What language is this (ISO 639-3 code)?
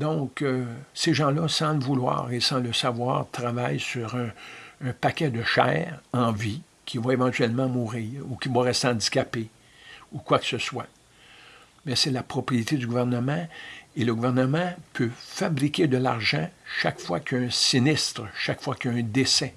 fra